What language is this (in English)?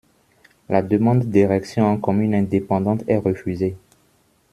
French